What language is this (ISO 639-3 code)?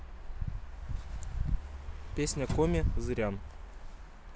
rus